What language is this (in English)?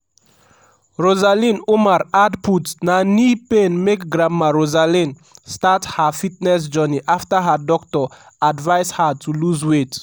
Nigerian Pidgin